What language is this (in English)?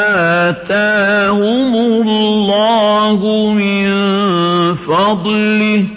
Arabic